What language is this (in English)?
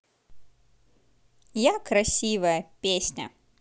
Russian